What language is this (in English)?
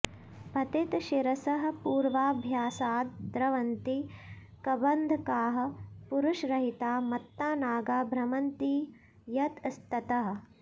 Sanskrit